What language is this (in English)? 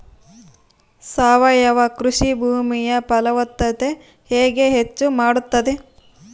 Kannada